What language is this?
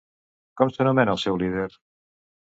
Catalan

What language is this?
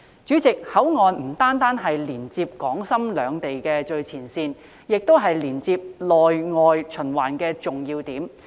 Cantonese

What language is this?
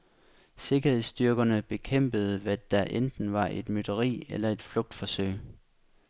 Danish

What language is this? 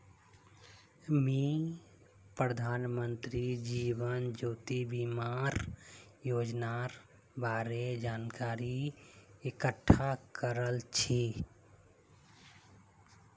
Magahi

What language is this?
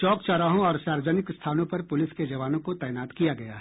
Hindi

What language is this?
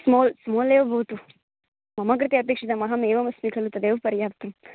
Sanskrit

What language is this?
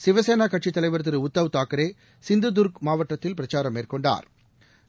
Tamil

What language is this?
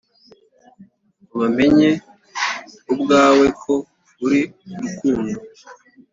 Kinyarwanda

